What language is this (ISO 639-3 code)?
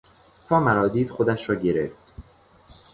fas